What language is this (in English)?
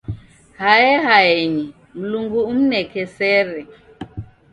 Taita